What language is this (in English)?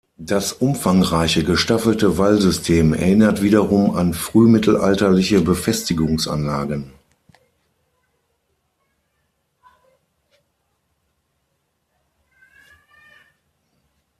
German